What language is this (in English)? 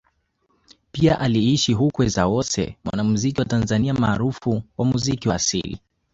Swahili